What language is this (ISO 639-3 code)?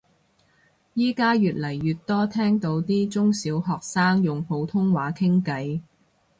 yue